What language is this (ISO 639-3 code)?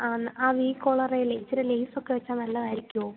mal